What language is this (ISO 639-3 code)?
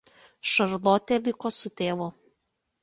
lit